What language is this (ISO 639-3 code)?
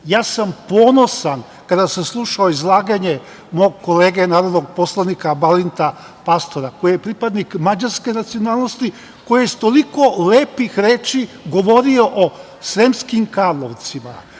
srp